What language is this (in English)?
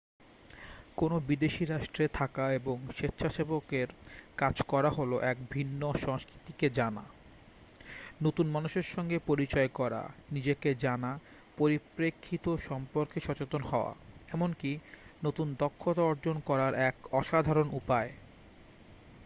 Bangla